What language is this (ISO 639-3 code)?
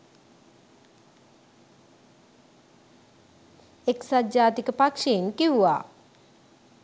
sin